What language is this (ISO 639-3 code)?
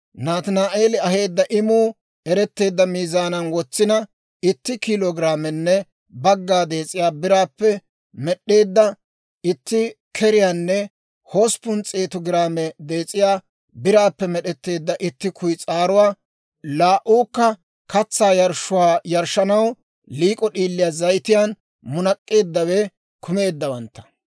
dwr